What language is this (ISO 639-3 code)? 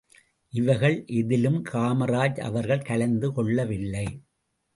tam